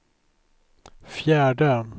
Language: Swedish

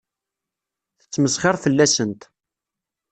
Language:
Kabyle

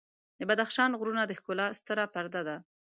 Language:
Pashto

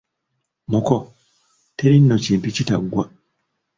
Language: Ganda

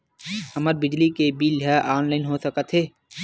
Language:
Chhattisgarhi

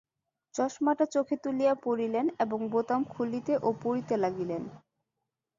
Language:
Bangla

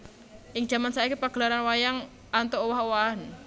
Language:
Javanese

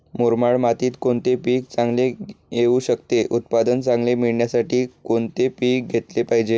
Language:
Marathi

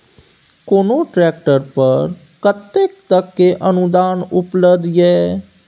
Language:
Maithili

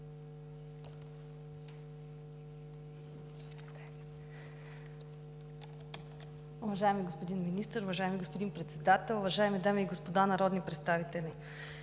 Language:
Bulgarian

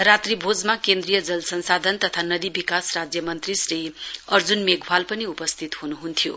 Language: Nepali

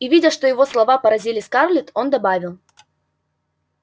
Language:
Russian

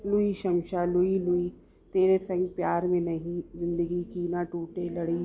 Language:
Sindhi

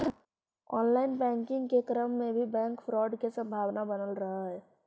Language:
Magahi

